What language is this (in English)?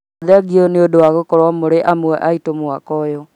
Kikuyu